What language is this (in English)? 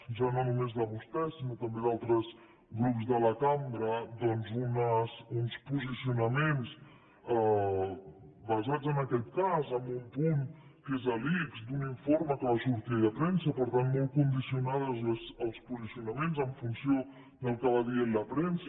Catalan